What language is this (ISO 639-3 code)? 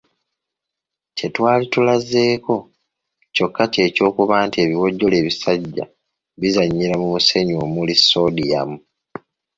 lug